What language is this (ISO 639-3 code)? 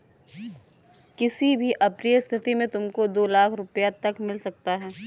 hin